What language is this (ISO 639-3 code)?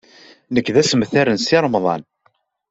kab